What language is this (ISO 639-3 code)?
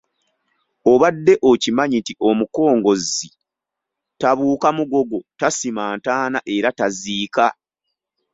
lug